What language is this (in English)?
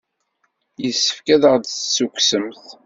Kabyle